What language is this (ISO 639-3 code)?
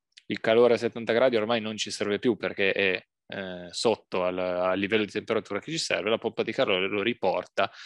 ita